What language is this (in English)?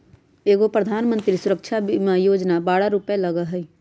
Magahi